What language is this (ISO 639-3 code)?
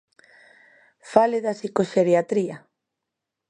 glg